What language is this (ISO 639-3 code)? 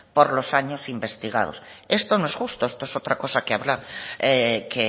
spa